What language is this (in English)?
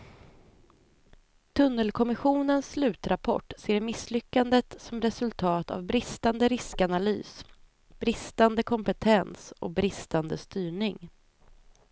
Swedish